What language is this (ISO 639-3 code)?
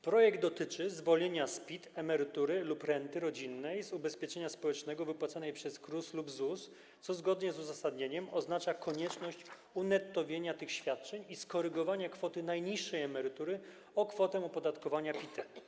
pol